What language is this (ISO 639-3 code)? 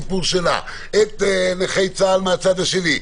heb